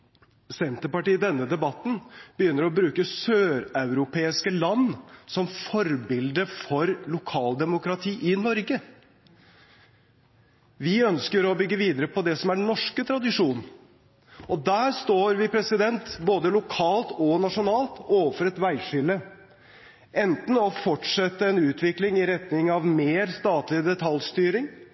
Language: Norwegian Bokmål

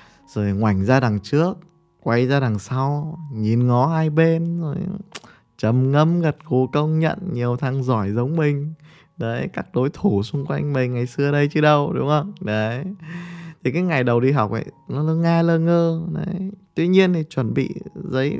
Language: Vietnamese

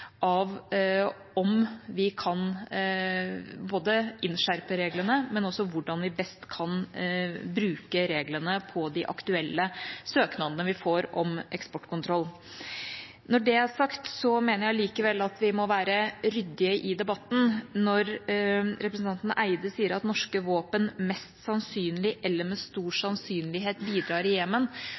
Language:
Norwegian Bokmål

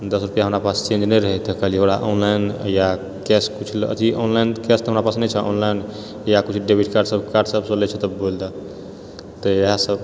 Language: Maithili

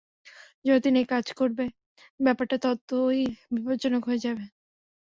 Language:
Bangla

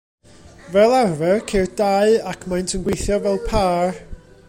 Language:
Welsh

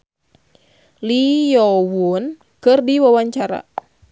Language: Sundanese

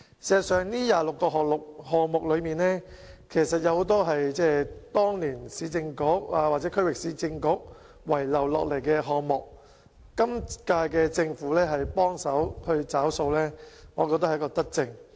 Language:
Cantonese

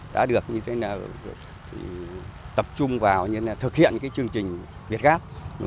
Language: Vietnamese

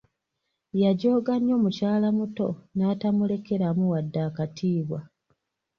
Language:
Ganda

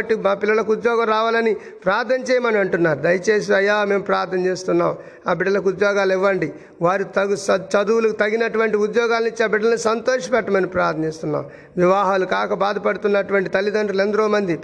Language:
Telugu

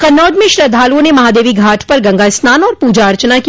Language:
Hindi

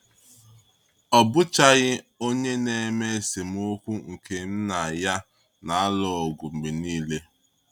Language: Igbo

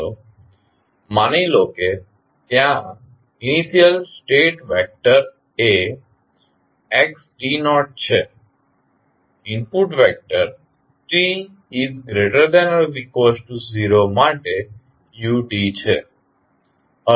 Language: Gujarati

